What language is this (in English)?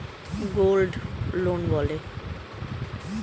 Bangla